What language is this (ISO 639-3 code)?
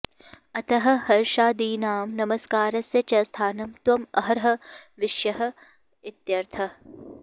san